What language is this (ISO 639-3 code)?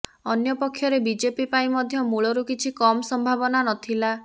ori